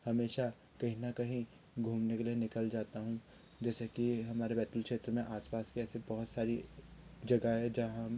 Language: Hindi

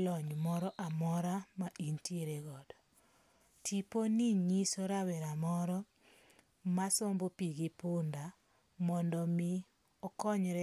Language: Luo (Kenya and Tanzania)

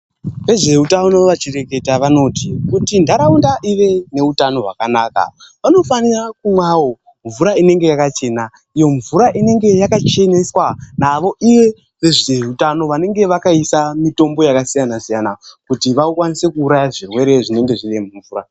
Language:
Ndau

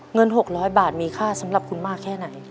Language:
Thai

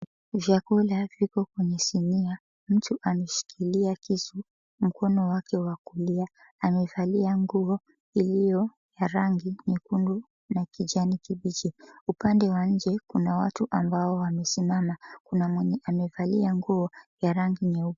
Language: Swahili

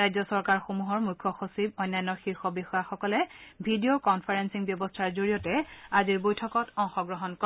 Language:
Assamese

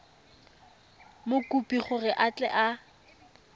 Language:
Tswana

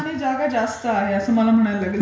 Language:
Marathi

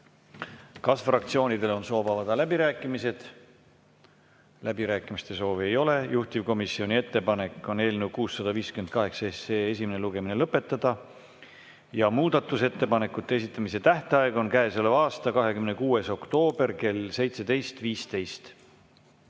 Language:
Estonian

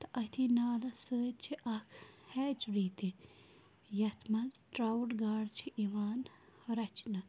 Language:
Kashmiri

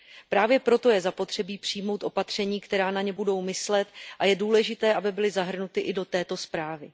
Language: Czech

